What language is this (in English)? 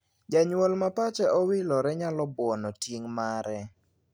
Luo (Kenya and Tanzania)